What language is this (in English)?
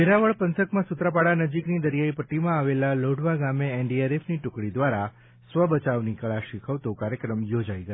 Gujarati